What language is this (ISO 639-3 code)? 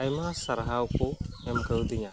sat